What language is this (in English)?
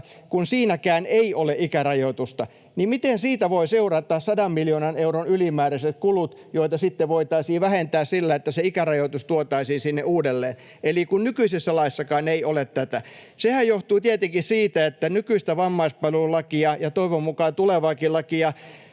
Finnish